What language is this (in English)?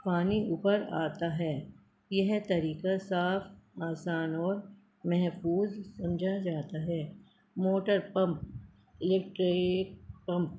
Urdu